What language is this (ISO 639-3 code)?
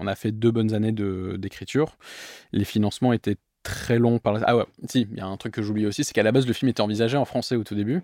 fra